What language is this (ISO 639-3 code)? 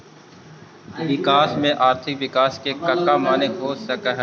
mag